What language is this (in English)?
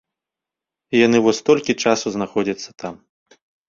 Belarusian